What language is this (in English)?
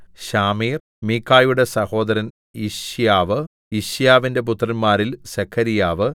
Malayalam